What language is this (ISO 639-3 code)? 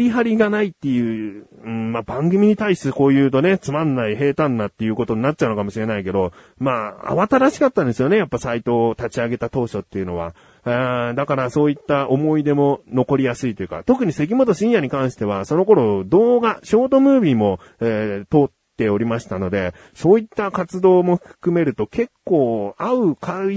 jpn